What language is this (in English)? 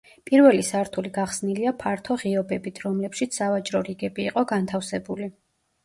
Georgian